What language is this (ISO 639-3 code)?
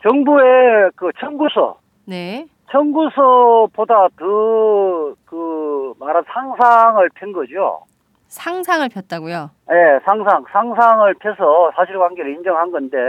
kor